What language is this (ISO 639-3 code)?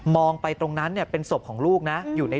tha